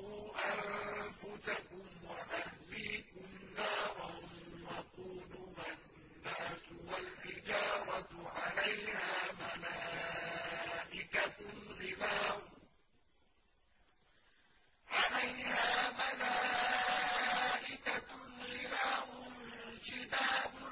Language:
Arabic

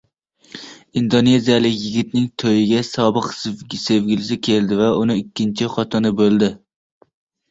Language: Uzbek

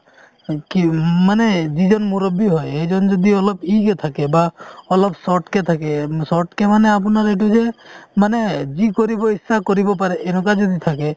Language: Assamese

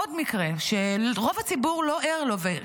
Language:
Hebrew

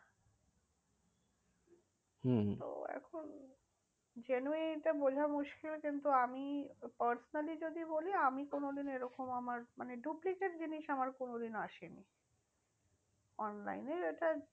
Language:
Bangla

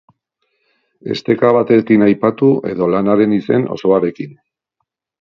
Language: Basque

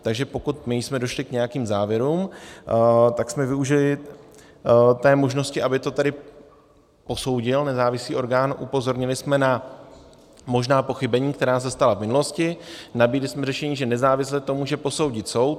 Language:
Czech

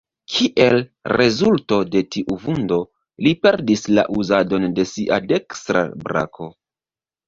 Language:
Esperanto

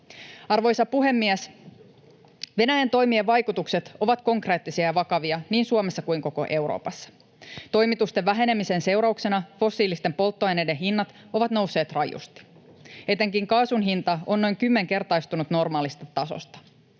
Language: Finnish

